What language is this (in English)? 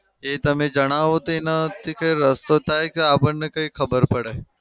Gujarati